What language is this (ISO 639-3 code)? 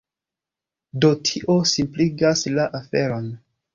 epo